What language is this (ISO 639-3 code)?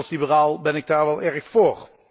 nld